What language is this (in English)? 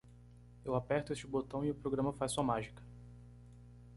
Portuguese